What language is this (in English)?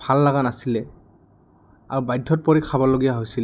Assamese